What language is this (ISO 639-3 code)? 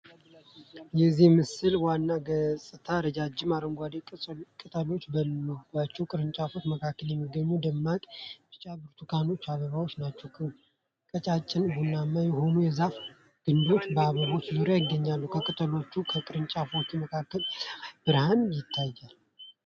amh